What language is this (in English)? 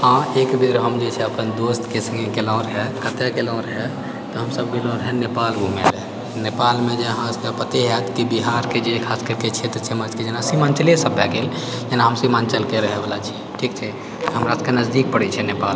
Maithili